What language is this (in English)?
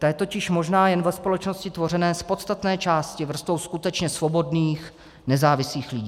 Czech